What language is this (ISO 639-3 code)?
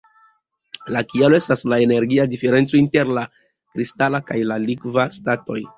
epo